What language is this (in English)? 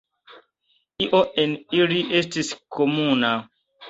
Esperanto